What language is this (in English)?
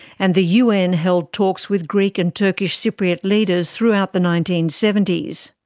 English